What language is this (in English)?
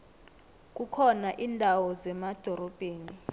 South Ndebele